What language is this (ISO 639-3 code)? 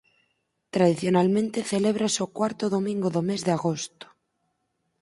glg